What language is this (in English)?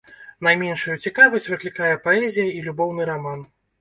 Belarusian